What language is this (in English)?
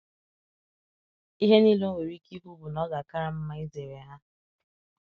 Igbo